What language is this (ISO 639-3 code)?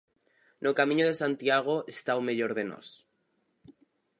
glg